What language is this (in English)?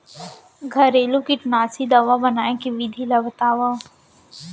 Chhattisgarhi